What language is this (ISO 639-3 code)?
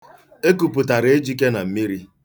ibo